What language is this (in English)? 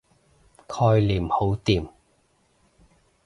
Cantonese